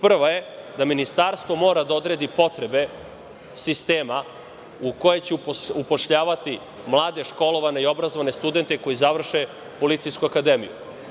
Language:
Serbian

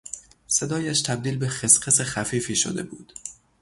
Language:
Persian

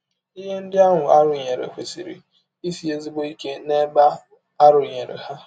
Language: Igbo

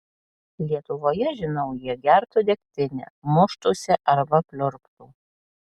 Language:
Lithuanian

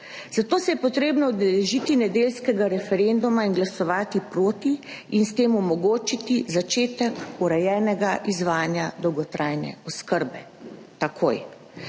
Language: Slovenian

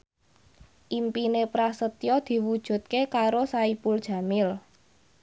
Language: Javanese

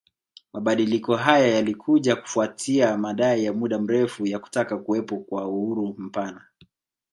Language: Swahili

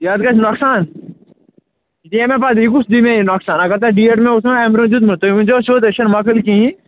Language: Kashmiri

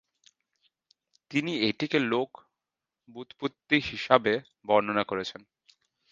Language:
Bangla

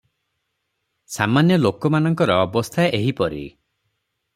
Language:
Odia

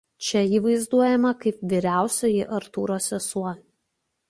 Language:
Lithuanian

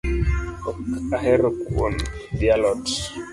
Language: Luo (Kenya and Tanzania)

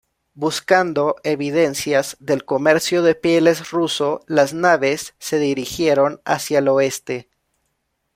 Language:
Spanish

